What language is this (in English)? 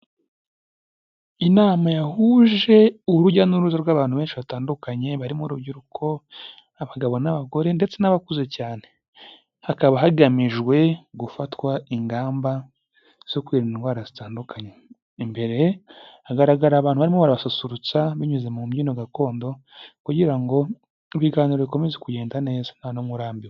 Kinyarwanda